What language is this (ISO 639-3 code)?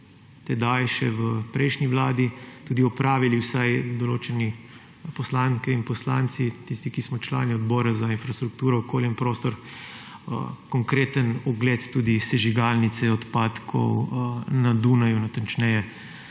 slv